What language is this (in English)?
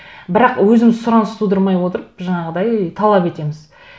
Kazakh